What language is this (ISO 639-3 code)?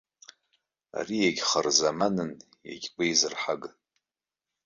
abk